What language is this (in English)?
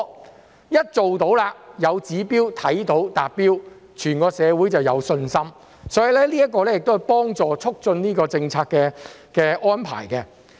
Cantonese